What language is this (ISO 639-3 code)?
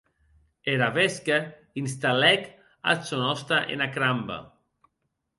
oci